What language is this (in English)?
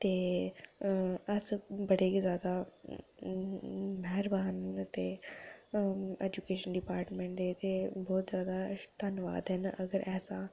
Dogri